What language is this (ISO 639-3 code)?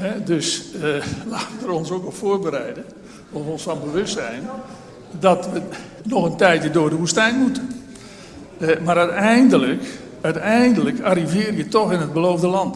nld